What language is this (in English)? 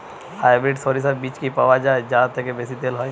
Bangla